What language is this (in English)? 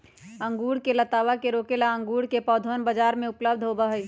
Magahi